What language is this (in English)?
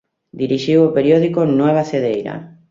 Galician